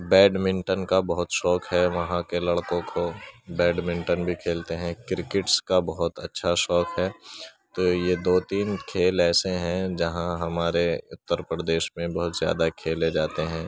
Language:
Urdu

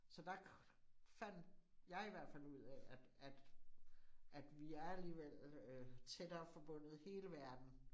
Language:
Danish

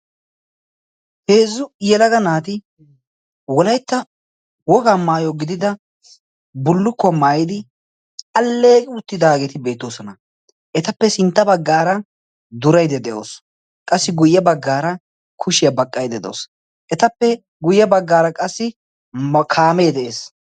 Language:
Wolaytta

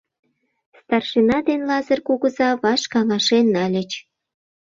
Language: Mari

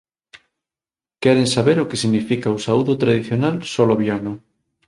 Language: Galician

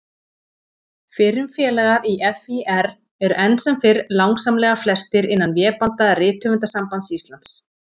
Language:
Icelandic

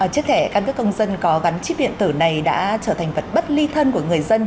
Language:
Vietnamese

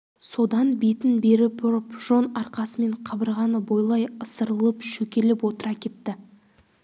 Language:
Kazakh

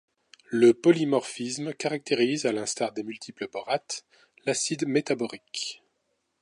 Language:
French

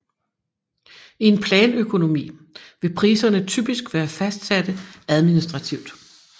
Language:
Danish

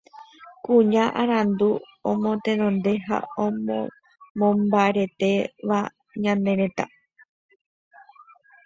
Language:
Guarani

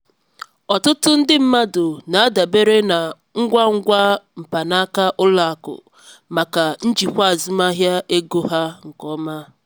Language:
Igbo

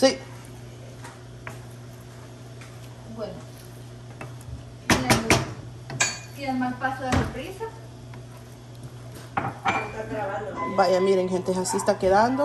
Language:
Spanish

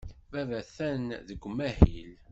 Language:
Kabyle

